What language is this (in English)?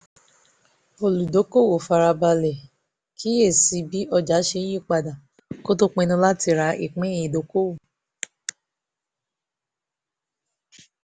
Yoruba